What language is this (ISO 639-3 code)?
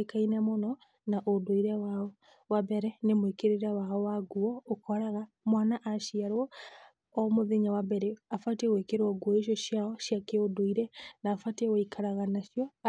kik